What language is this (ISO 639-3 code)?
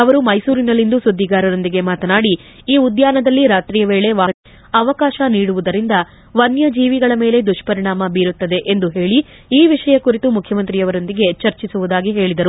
kan